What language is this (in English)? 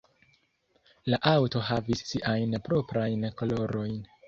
Esperanto